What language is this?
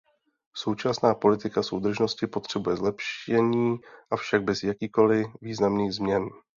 Czech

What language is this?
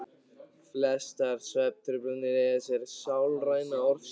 Icelandic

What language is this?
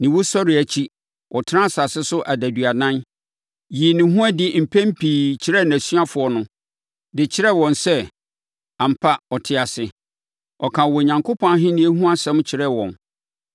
Akan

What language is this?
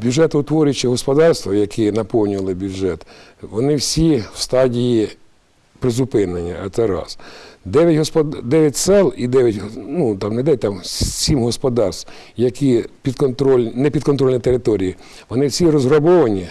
Ukrainian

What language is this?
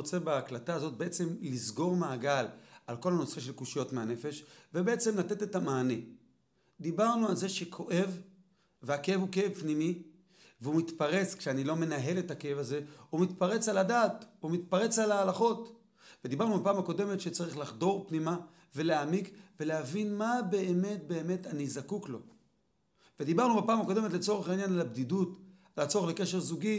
Hebrew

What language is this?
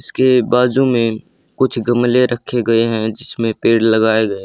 Hindi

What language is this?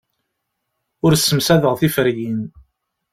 Kabyle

